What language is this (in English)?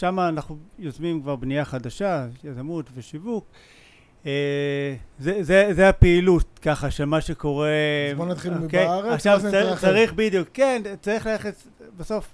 Hebrew